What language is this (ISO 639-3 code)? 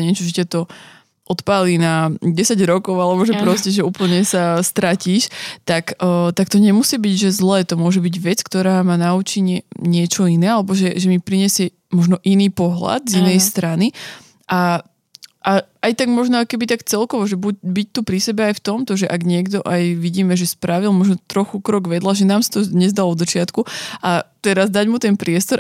slk